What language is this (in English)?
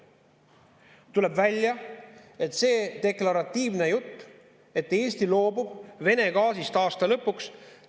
Estonian